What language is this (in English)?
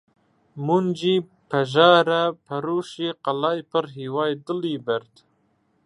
Central Kurdish